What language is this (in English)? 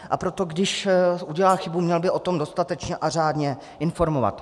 Czech